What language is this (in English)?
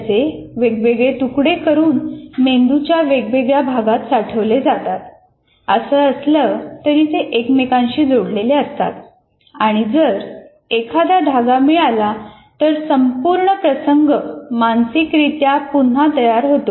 Marathi